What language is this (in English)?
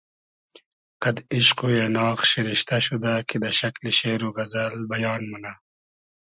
Hazaragi